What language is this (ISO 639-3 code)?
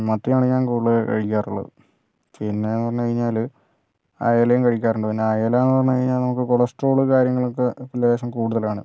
mal